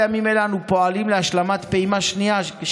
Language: Hebrew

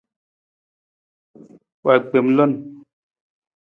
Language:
Nawdm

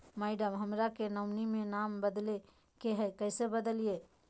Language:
Magahi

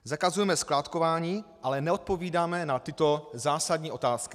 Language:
Czech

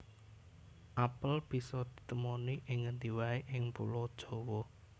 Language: Javanese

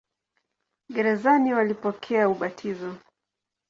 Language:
Swahili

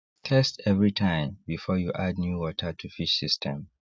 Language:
Nigerian Pidgin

